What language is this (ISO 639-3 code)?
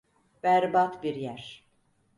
tur